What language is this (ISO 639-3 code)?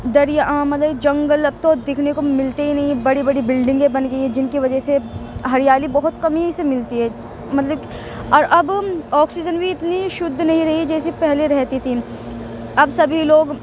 urd